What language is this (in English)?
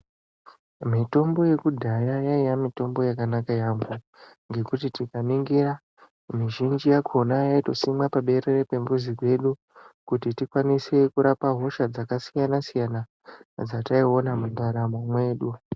Ndau